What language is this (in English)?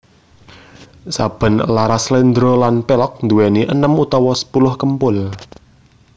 Javanese